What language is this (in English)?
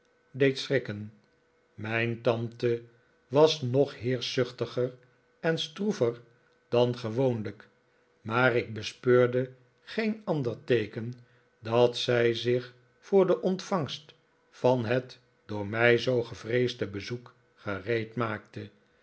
Dutch